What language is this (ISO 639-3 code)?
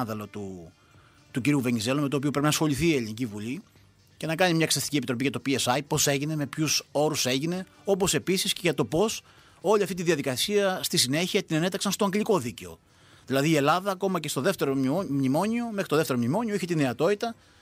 ell